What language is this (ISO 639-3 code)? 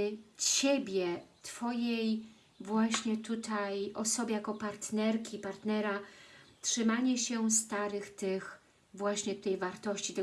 pol